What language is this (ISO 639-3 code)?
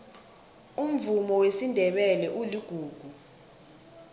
nbl